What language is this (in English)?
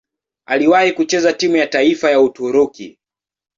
Swahili